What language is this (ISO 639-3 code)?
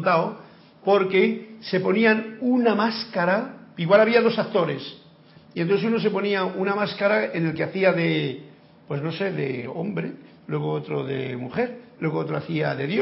spa